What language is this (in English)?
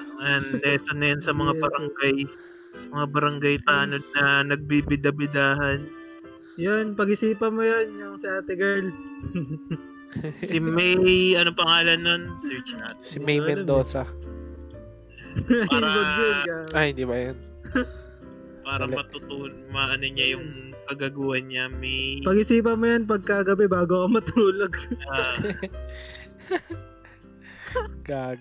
Filipino